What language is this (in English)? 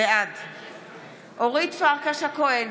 Hebrew